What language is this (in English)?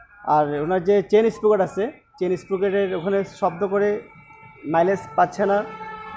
Hindi